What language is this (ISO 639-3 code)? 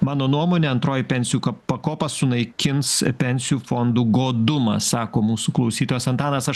lit